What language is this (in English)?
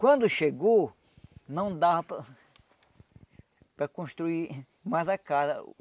Portuguese